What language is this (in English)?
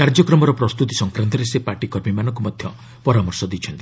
Odia